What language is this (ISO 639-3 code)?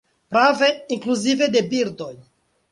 epo